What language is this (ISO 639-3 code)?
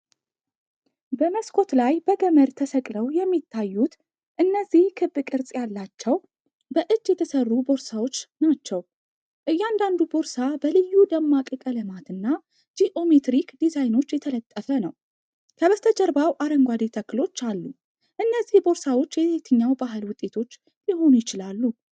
amh